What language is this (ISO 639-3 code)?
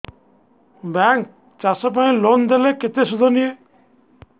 ori